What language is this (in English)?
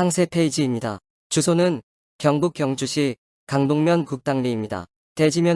Korean